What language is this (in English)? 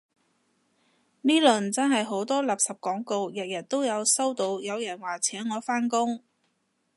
Cantonese